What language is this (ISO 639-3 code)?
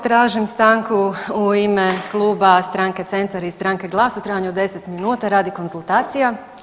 hrv